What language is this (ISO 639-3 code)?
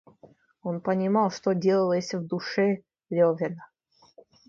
rus